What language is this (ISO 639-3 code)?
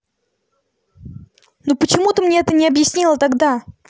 rus